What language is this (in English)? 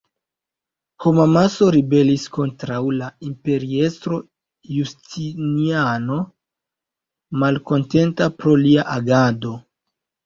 Esperanto